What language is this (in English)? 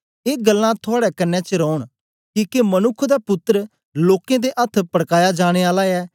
Dogri